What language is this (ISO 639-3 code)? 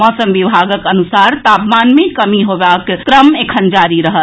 mai